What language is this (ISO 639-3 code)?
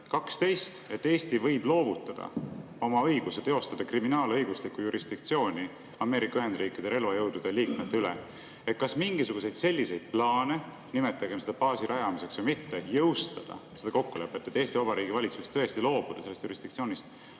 est